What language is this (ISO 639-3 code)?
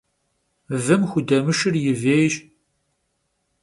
kbd